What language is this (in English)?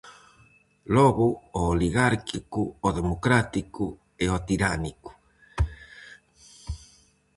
Galician